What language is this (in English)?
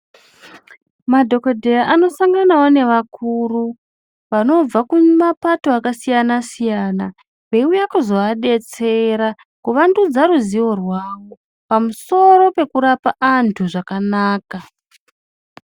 Ndau